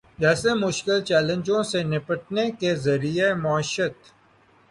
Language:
Urdu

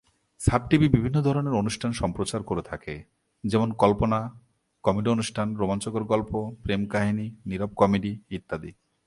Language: Bangla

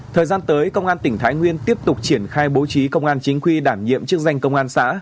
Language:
Vietnamese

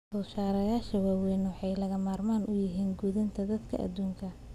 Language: Somali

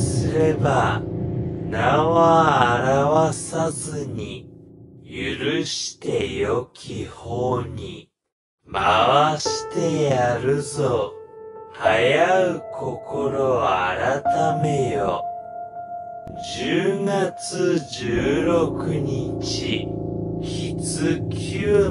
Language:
Japanese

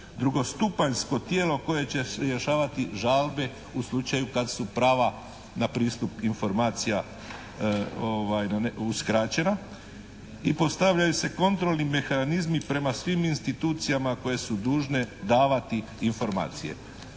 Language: Croatian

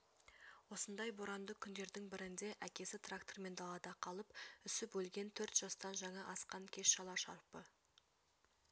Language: Kazakh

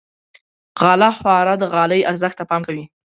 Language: Pashto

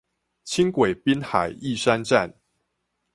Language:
Chinese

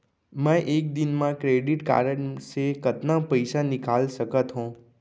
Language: Chhattisgarhi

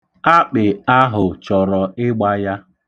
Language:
Igbo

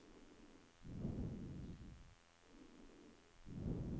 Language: Norwegian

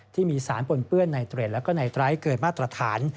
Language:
Thai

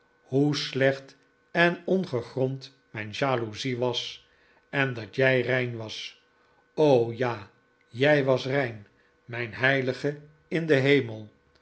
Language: Dutch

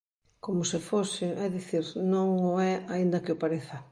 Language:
Galician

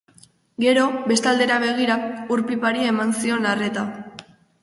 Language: Basque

